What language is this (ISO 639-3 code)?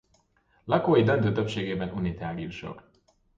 hun